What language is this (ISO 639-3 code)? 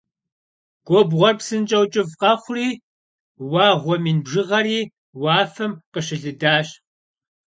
kbd